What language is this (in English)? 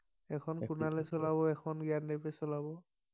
Assamese